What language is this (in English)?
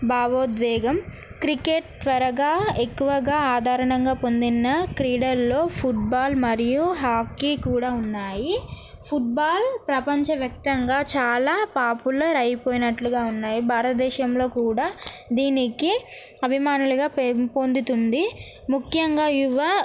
Telugu